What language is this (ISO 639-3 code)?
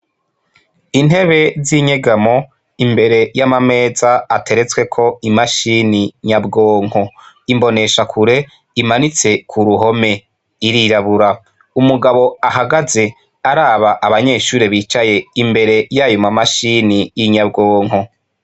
run